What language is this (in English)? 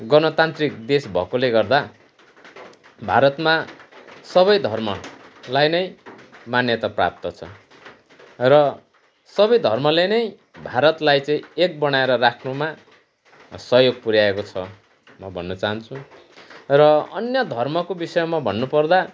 Nepali